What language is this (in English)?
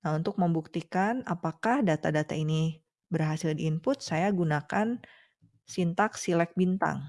Indonesian